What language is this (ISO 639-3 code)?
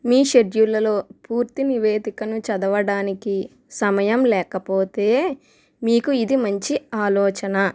tel